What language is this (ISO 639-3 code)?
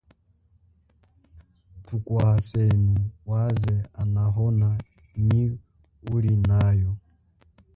cjk